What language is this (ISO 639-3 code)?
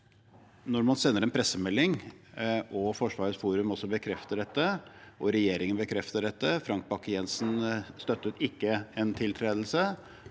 nor